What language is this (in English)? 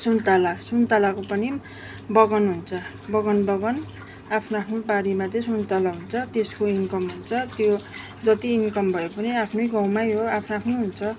Nepali